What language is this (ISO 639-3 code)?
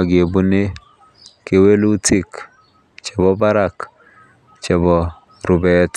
kln